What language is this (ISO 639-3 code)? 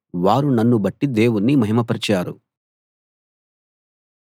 tel